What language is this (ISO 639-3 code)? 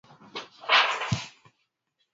swa